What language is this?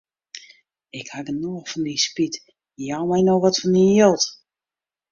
Western Frisian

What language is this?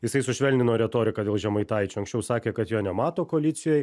Lithuanian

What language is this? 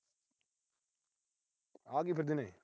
Punjabi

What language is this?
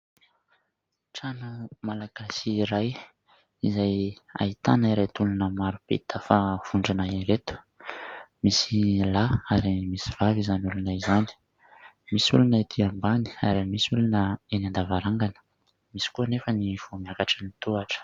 Malagasy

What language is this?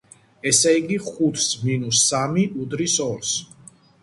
Georgian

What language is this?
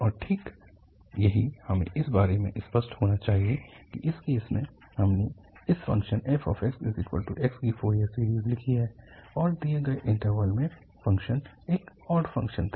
Hindi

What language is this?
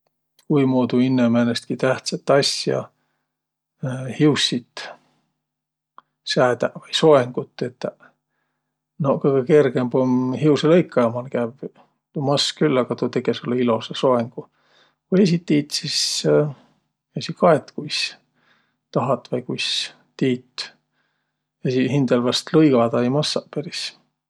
Võro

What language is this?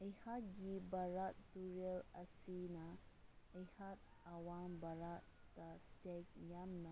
Manipuri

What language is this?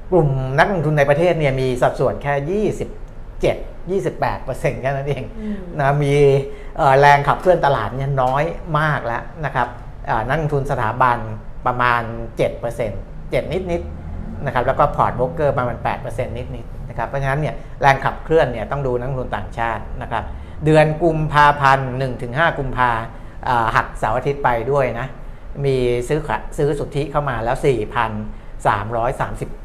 Thai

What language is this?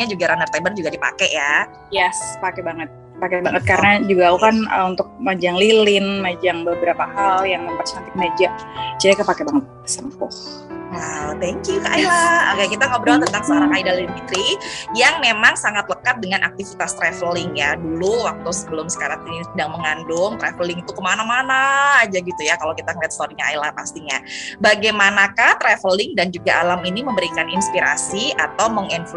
Indonesian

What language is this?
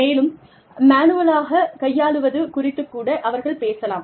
Tamil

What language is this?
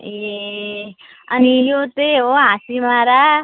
Nepali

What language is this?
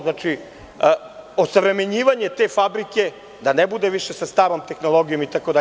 Serbian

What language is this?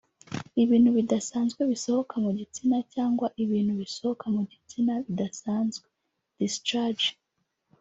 Kinyarwanda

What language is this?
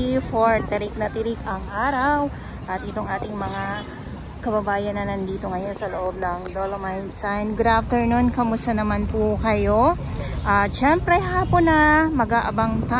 Filipino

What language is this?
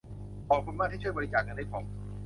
Thai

